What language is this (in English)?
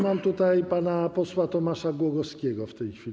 Polish